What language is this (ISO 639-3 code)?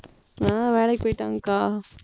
tam